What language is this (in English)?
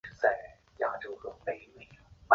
Chinese